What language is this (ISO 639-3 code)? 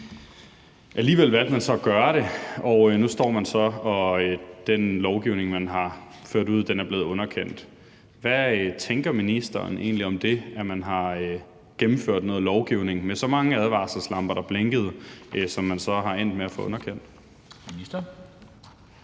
dan